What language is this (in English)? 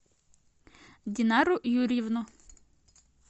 Russian